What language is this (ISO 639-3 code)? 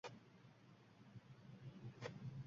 uzb